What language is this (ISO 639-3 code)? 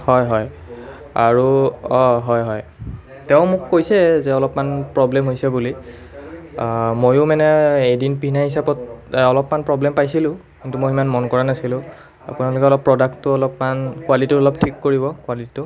asm